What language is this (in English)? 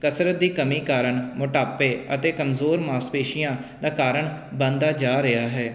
Punjabi